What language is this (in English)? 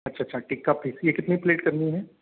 Hindi